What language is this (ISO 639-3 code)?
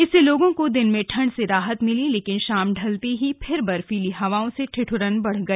hin